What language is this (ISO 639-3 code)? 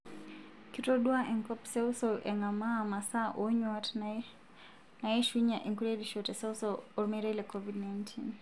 mas